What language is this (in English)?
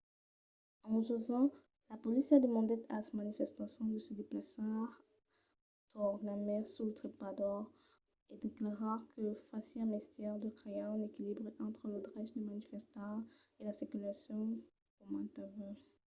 Occitan